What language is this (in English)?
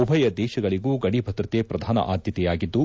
Kannada